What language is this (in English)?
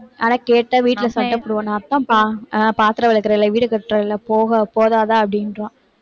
Tamil